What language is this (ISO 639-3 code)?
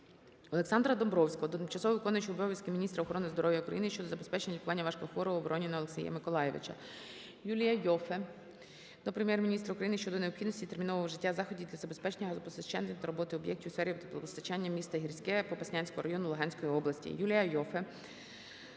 ukr